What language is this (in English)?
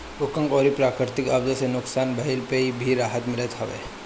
Bhojpuri